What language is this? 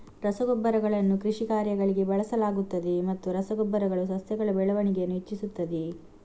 Kannada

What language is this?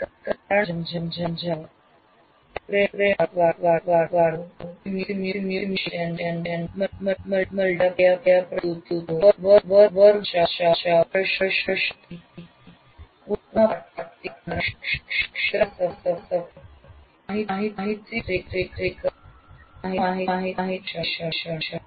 Gujarati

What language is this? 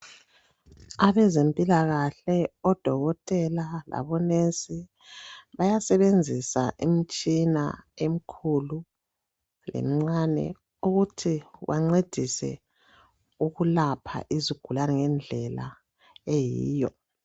North Ndebele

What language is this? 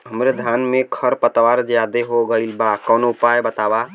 Bhojpuri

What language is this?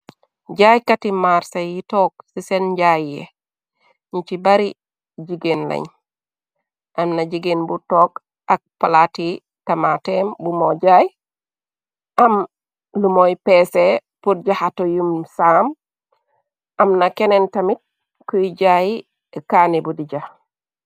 Wolof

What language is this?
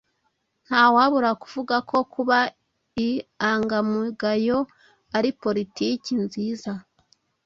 Kinyarwanda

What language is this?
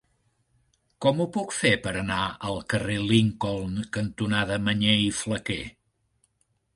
Catalan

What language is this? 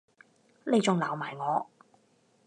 Cantonese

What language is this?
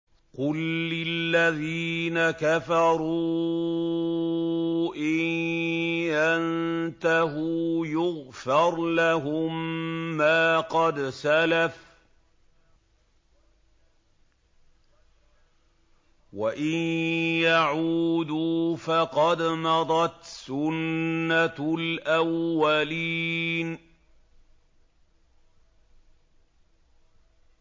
Arabic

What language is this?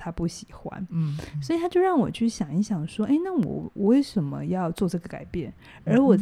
Chinese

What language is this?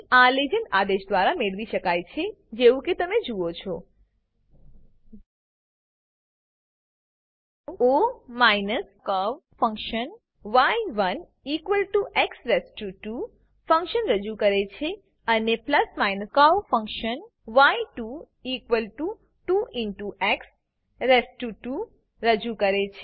Gujarati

